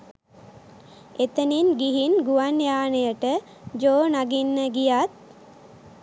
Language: Sinhala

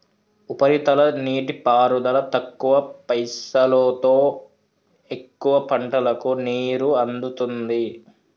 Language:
Telugu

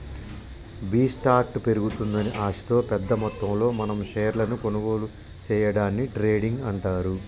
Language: Telugu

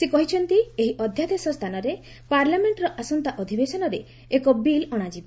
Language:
Odia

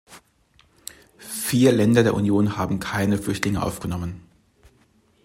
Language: German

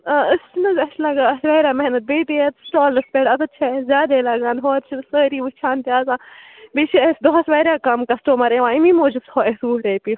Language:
Kashmiri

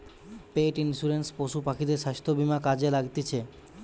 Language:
Bangla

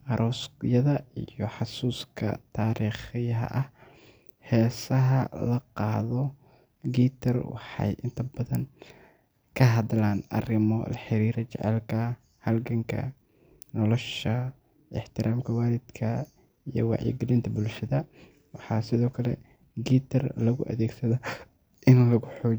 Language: Somali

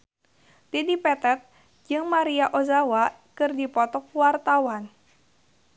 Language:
Sundanese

